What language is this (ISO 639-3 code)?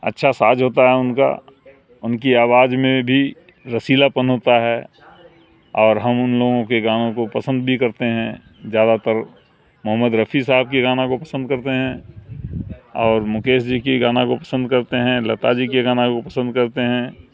urd